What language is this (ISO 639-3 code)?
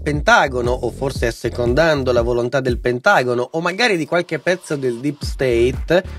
ita